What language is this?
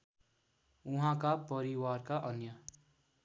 Nepali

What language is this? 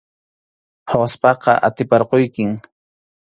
Arequipa-La Unión Quechua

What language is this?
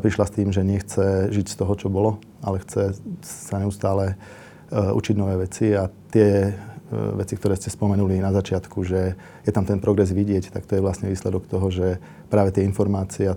Slovak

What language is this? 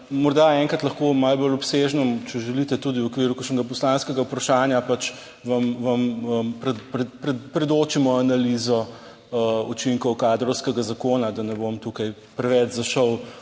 Slovenian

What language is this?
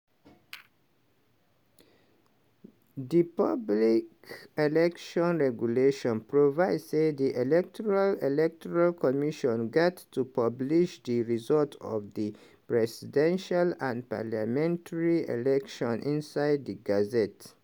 Nigerian Pidgin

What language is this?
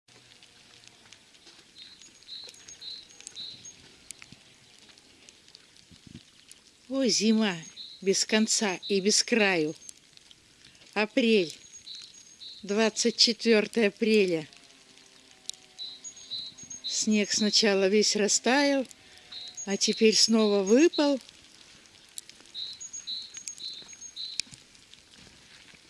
Russian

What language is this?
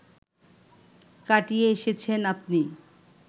Bangla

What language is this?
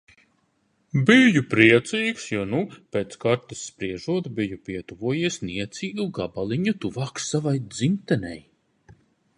Latvian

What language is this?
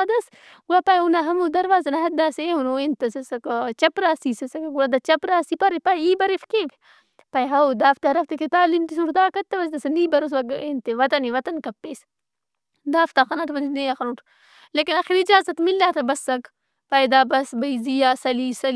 Brahui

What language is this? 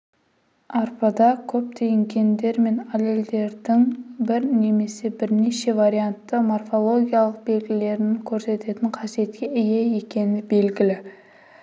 Kazakh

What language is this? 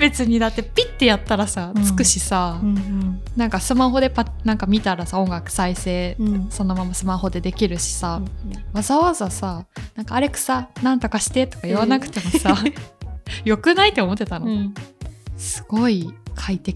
Japanese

